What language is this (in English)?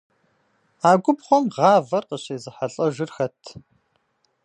Kabardian